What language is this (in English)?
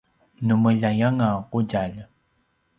Paiwan